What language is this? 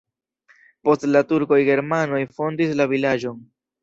Esperanto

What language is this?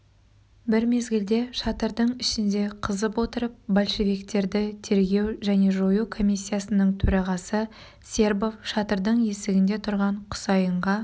Kazakh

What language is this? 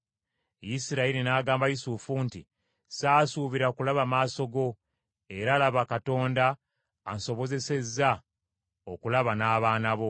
Ganda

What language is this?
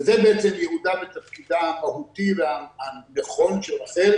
Hebrew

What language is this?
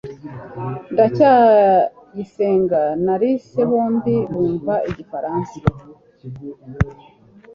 Kinyarwanda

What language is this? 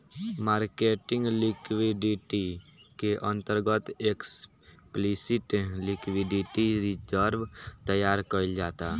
Bhojpuri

